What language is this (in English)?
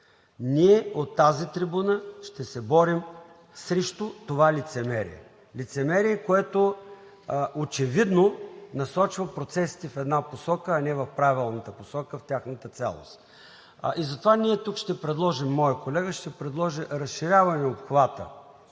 Bulgarian